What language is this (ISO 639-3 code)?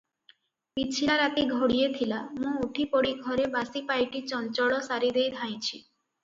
ori